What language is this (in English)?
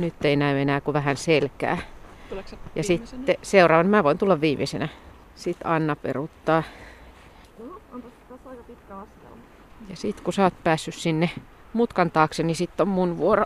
Finnish